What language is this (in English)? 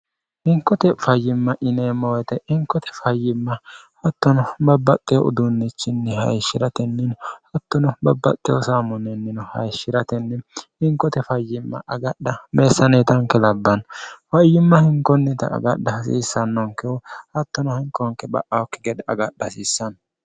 Sidamo